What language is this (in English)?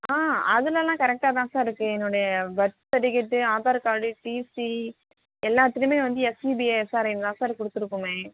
Tamil